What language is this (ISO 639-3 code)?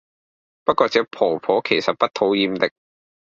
yue